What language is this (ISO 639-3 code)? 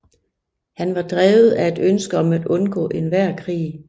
dan